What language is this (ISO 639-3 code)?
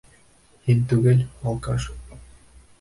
bak